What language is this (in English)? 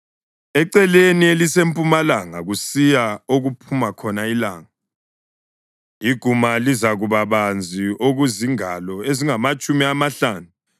North Ndebele